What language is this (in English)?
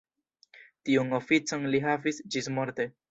Esperanto